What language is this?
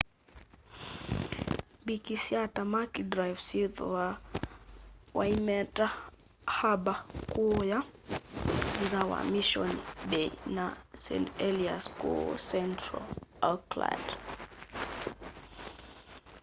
Kamba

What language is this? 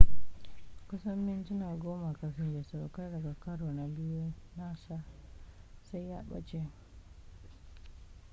Hausa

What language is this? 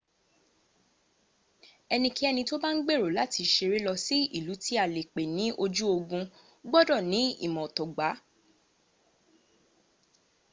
Yoruba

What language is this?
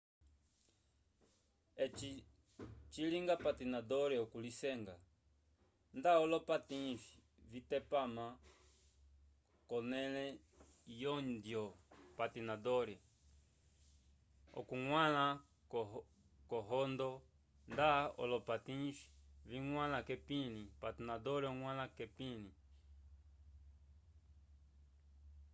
Umbundu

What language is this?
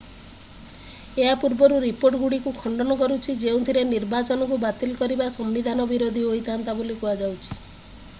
Odia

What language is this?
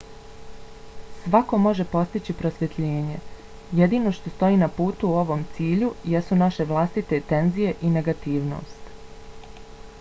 Bosnian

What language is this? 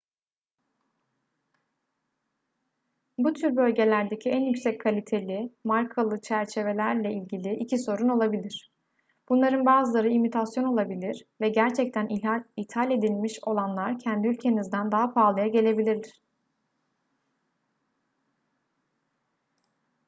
Turkish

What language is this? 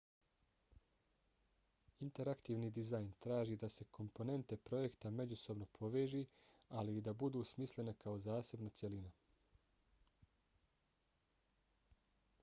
Bosnian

